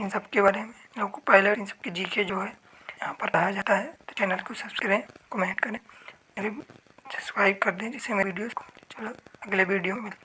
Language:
Hindi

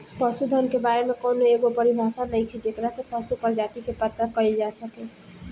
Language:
Bhojpuri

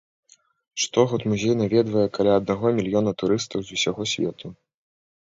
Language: Belarusian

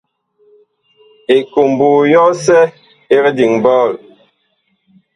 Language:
Bakoko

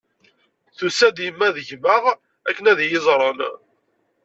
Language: Kabyle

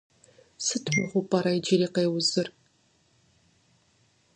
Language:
Kabardian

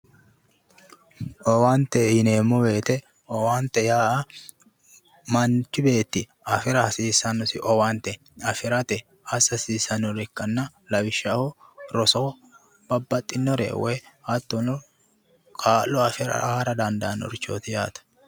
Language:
Sidamo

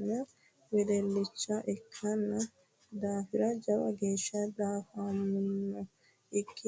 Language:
Sidamo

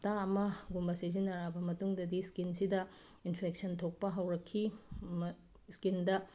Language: Manipuri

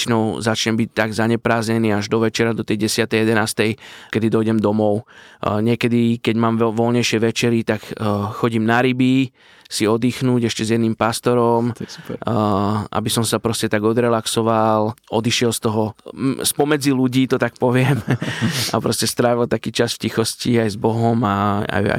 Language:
Slovak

